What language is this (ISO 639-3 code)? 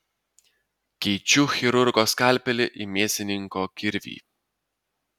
lit